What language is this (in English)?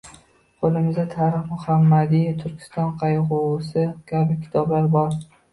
Uzbek